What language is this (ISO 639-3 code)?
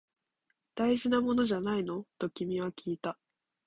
jpn